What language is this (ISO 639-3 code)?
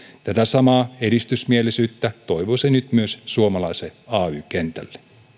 fin